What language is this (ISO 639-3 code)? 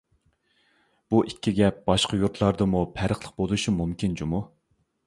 uig